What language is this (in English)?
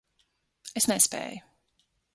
Latvian